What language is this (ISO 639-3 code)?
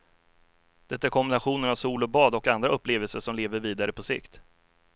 swe